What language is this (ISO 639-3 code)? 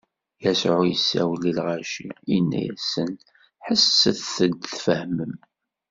kab